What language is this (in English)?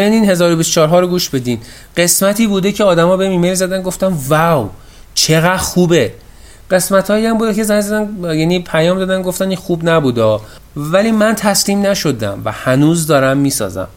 Persian